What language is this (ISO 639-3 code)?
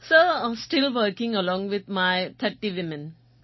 guj